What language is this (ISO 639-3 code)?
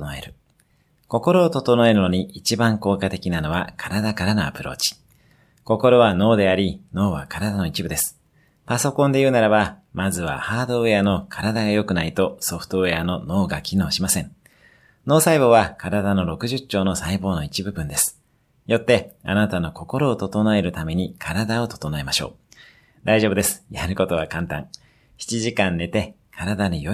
jpn